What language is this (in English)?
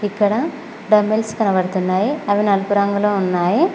Telugu